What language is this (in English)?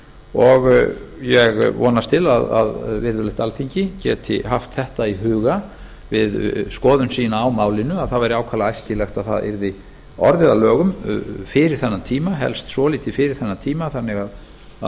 Icelandic